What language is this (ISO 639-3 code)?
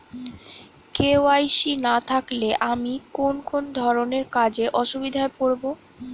ben